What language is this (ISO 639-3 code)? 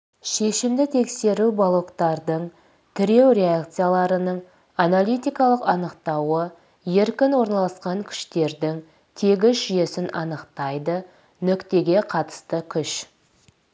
kaz